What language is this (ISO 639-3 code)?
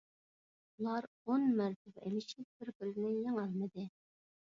uig